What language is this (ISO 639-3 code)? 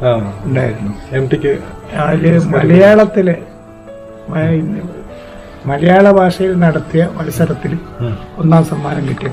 mal